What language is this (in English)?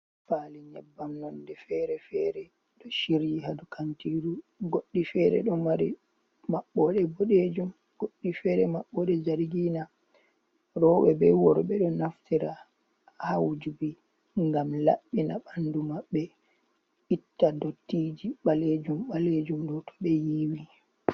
Fula